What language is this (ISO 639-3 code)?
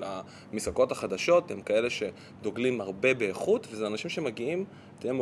heb